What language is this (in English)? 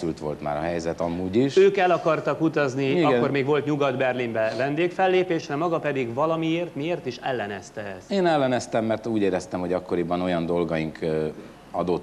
Hungarian